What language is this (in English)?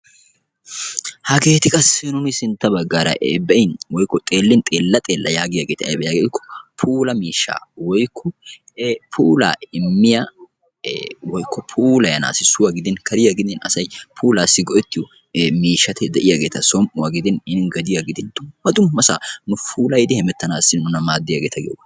Wolaytta